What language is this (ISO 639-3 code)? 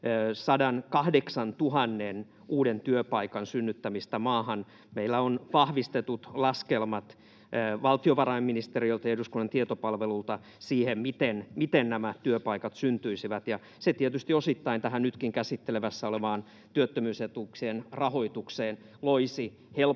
fin